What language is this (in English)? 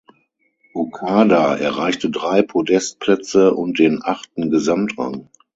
German